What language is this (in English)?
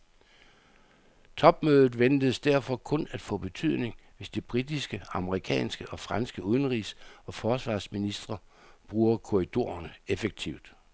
Danish